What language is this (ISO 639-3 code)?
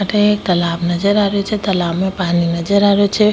raj